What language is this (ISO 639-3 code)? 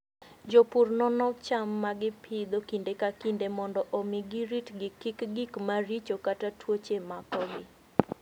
luo